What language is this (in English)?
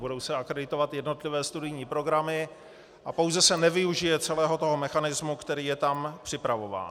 Czech